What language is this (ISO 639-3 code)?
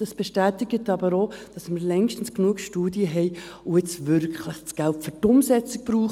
gsw